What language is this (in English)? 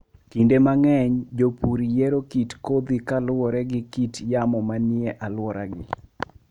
Luo (Kenya and Tanzania)